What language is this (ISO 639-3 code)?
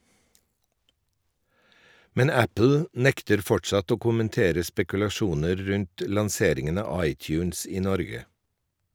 nor